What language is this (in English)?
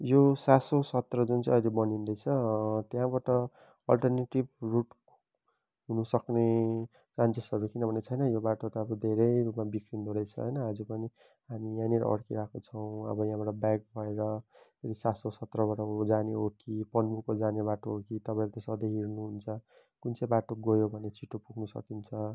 Nepali